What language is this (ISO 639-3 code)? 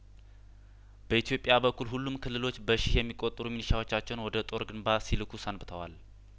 amh